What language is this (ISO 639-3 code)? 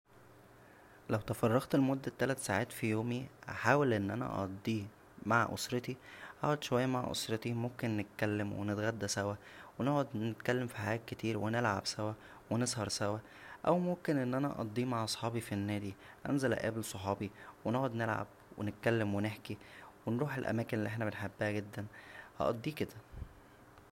arz